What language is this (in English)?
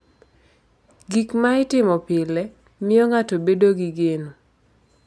Luo (Kenya and Tanzania)